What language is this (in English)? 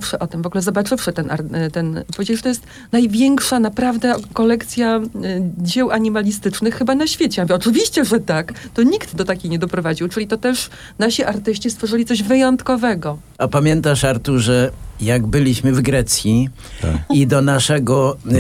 Polish